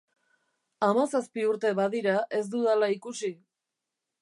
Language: Basque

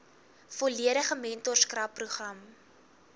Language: Afrikaans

